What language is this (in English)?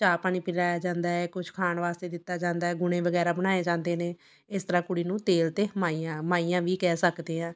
Punjabi